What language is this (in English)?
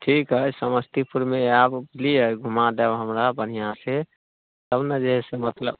Maithili